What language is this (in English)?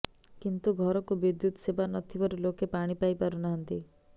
Odia